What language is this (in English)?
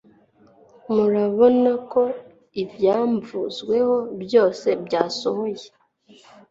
Kinyarwanda